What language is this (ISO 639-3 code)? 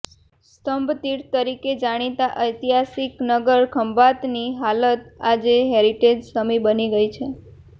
guj